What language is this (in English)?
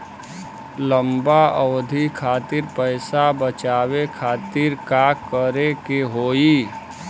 Bhojpuri